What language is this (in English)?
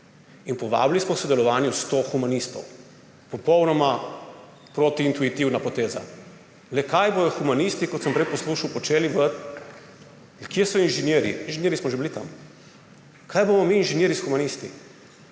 Slovenian